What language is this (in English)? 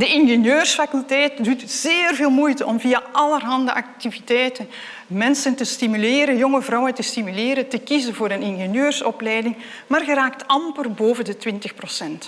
Dutch